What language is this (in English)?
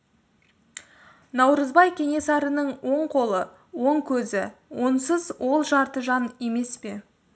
Kazakh